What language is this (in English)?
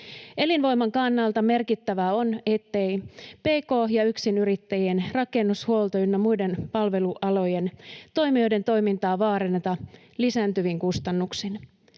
Finnish